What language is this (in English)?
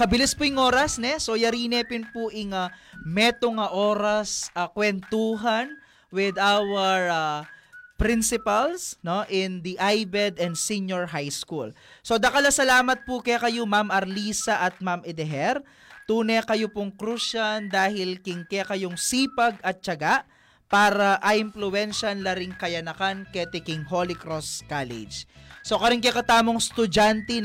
Filipino